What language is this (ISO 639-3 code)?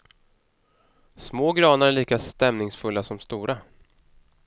swe